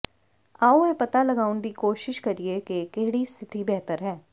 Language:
Punjabi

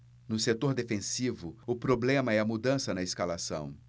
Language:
Portuguese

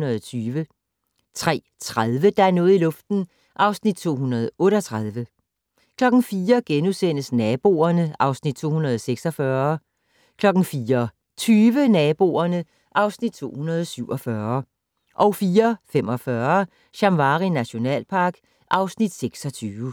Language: Danish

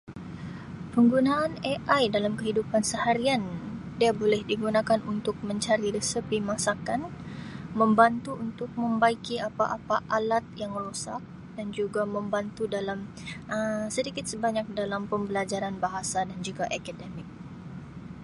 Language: Sabah Malay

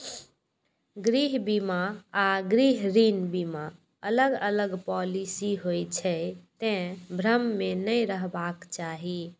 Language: Maithili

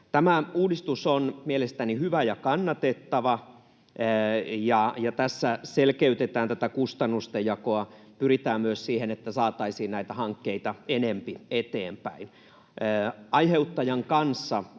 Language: Finnish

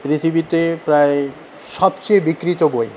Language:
Bangla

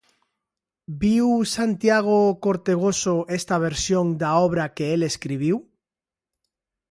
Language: Galician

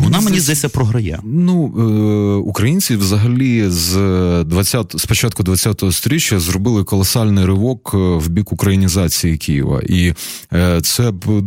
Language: Ukrainian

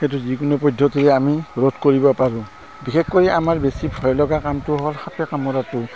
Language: Assamese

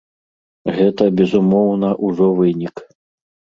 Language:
Belarusian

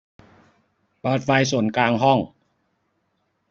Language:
Thai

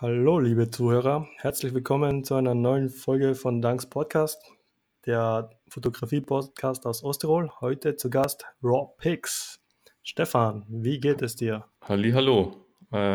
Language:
German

